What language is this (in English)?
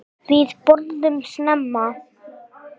Icelandic